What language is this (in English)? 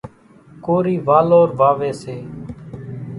Kachi Koli